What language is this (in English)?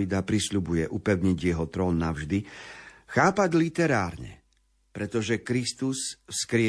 Slovak